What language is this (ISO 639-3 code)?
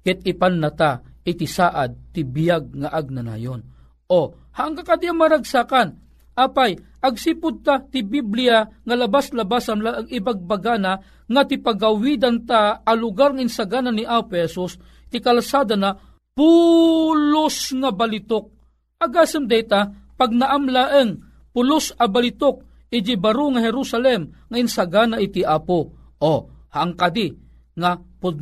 fil